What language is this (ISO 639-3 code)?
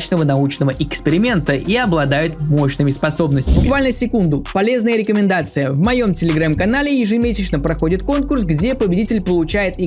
rus